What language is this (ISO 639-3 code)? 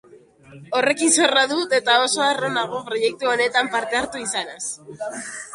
eus